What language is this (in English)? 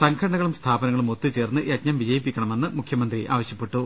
Malayalam